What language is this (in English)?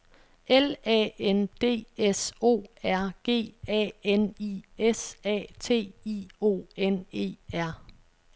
Danish